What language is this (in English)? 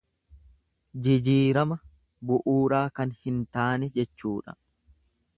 Oromo